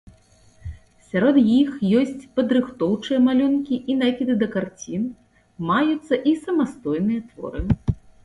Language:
Belarusian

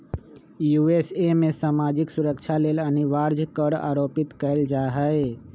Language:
Magahi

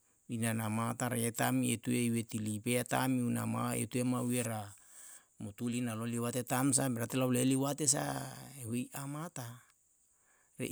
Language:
Yalahatan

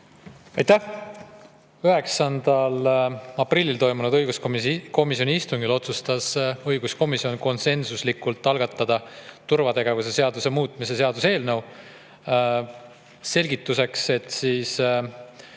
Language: Estonian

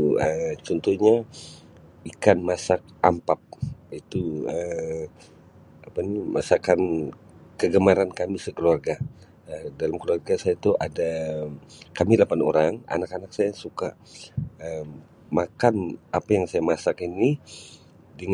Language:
Sabah Malay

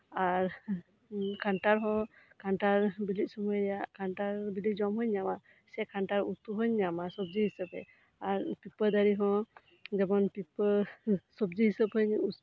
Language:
Santali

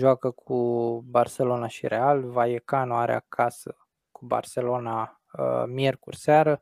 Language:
Romanian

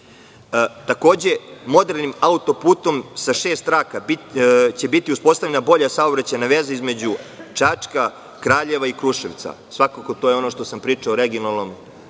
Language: Serbian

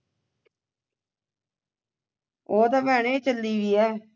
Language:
Punjabi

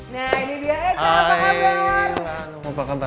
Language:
Indonesian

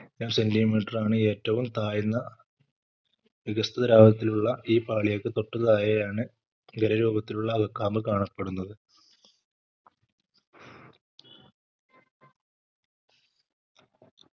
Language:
Malayalam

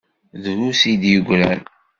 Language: Kabyle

